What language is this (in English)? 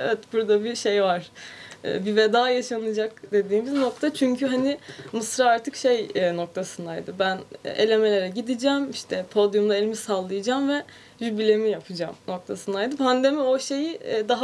Turkish